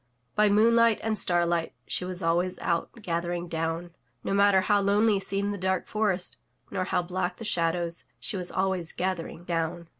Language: English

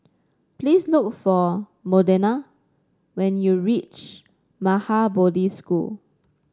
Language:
English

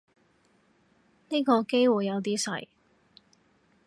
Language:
Cantonese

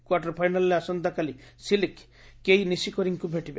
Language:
Odia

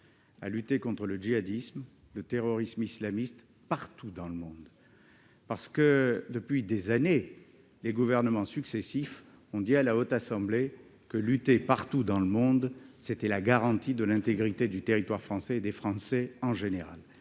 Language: French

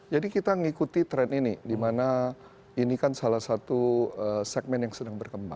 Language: Indonesian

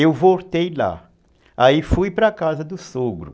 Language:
Portuguese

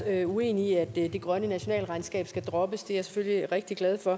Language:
Danish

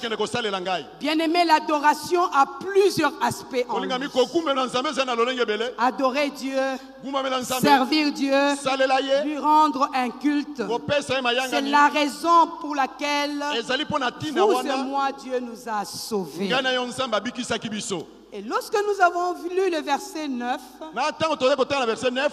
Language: French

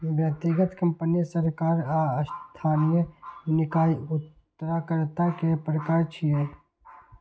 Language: Maithili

